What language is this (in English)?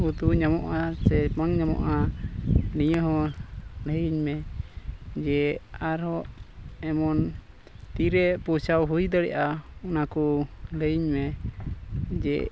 Santali